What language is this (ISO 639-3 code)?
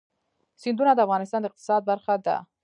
pus